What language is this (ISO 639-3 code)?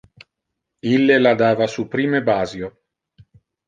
ina